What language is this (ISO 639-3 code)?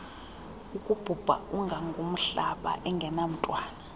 xho